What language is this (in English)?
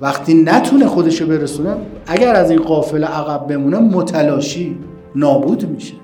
Persian